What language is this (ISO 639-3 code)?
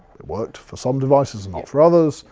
eng